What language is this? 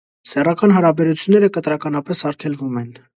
Armenian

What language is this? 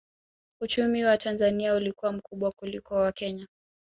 Swahili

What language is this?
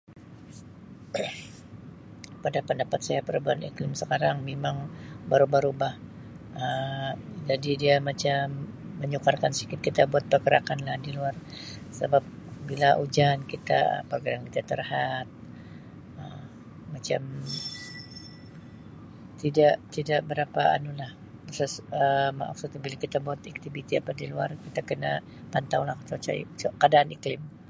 Sabah Malay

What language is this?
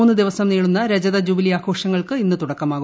Malayalam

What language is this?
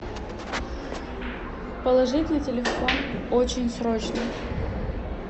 Russian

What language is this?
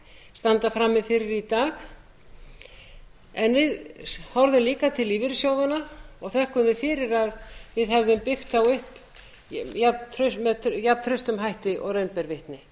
Icelandic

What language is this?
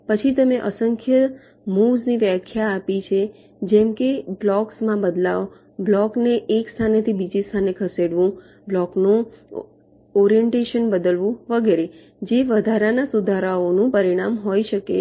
Gujarati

